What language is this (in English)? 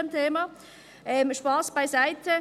Swiss German